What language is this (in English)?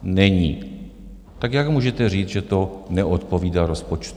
Czech